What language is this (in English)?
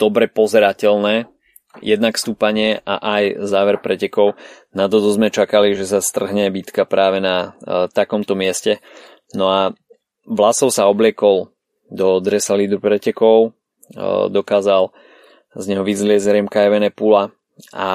Slovak